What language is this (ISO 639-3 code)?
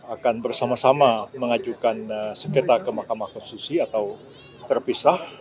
ind